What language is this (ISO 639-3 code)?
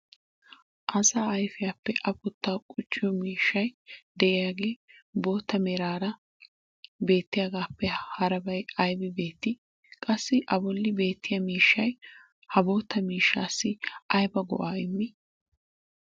wal